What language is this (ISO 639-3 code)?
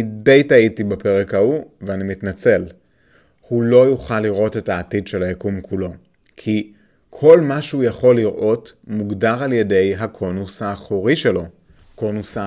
heb